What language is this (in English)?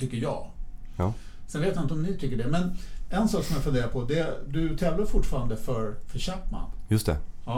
Swedish